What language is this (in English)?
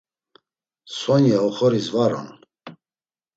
Laz